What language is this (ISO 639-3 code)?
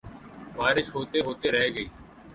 urd